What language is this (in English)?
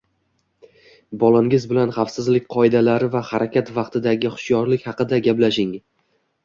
Uzbek